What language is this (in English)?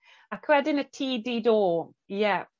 Welsh